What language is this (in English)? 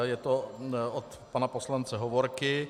Czech